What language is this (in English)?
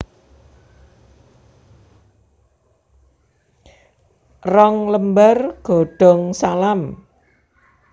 Javanese